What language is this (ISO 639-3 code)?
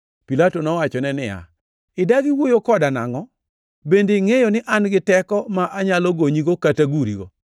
luo